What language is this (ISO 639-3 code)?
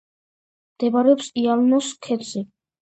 kat